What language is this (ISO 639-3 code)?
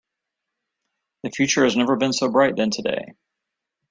eng